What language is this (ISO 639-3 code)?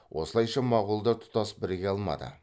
kaz